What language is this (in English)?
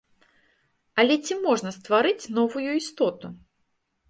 Belarusian